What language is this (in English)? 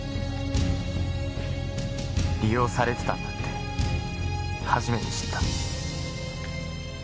Japanese